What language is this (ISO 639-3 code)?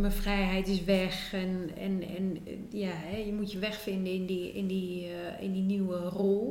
nld